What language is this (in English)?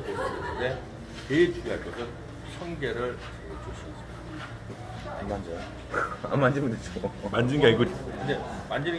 Korean